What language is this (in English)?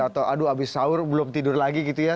Indonesian